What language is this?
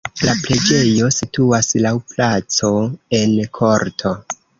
Esperanto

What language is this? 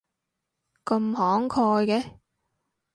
Cantonese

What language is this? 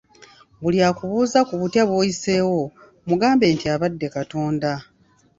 Ganda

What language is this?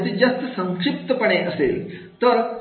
Marathi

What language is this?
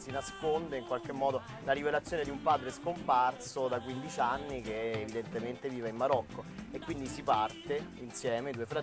Italian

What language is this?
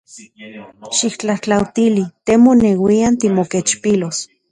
Central Puebla Nahuatl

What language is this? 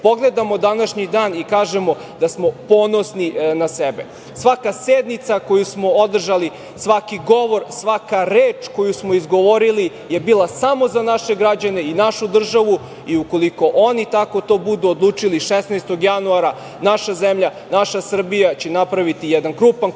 Serbian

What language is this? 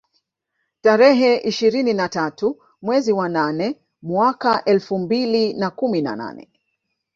Swahili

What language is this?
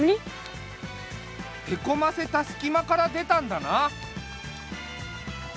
Japanese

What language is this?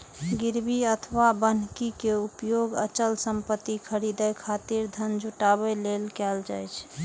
Maithili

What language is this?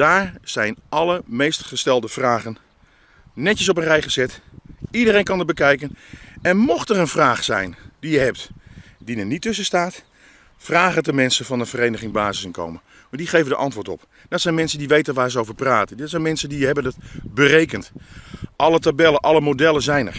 Dutch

